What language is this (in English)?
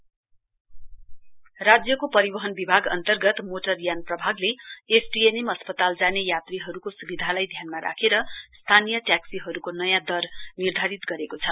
Nepali